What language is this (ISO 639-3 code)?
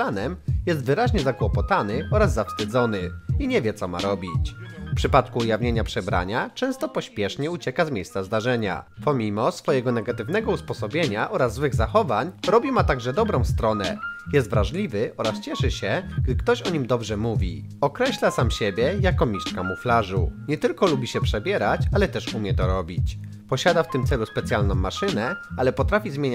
pol